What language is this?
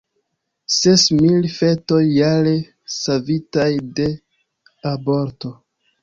Esperanto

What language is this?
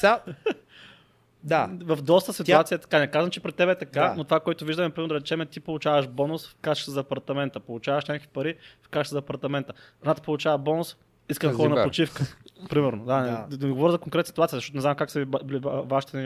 Bulgarian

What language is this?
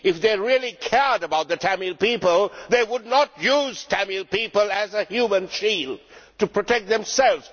English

